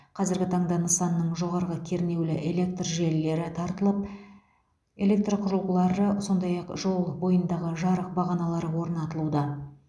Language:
Kazakh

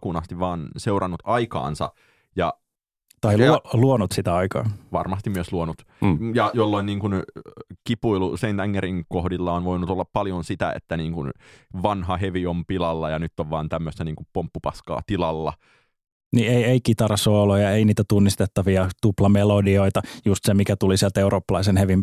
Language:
Finnish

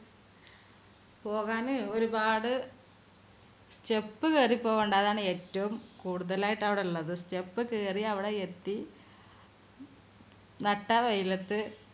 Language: Malayalam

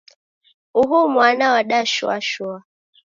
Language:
Taita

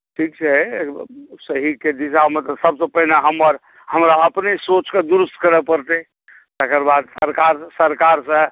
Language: Maithili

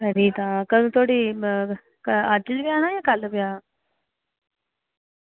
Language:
Dogri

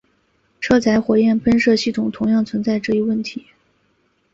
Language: Chinese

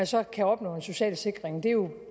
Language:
Danish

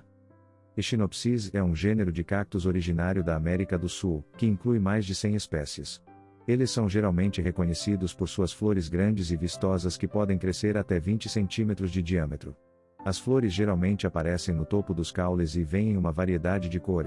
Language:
Portuguese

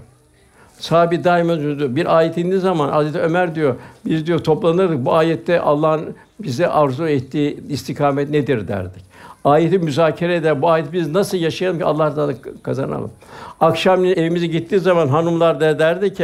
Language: Turkish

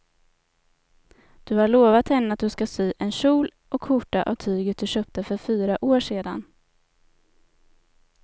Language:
Swedish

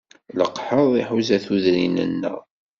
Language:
Kabyle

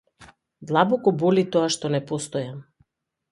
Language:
Macedonian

